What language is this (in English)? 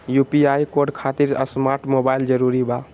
Magahi